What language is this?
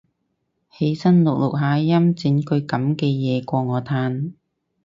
Cantonese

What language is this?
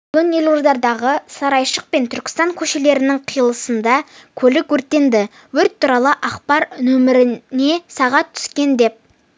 Kazakh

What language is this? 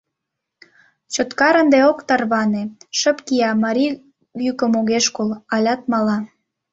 Mari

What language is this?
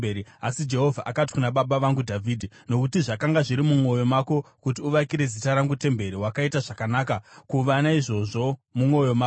Shona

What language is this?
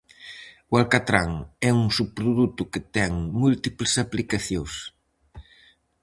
Galician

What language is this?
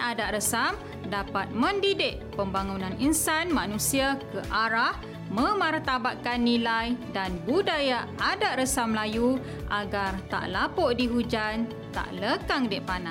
Malay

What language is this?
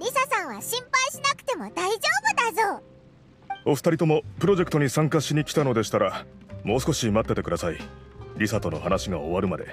Japanese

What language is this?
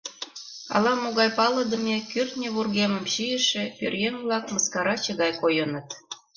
Mari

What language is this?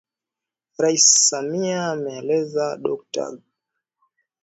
Swahili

